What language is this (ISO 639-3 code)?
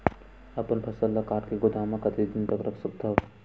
hne